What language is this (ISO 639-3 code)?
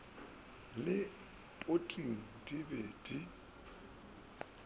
nso